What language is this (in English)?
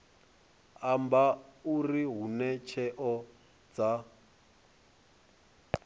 Venda